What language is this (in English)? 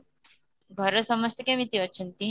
Odia